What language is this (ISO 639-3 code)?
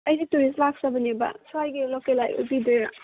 mni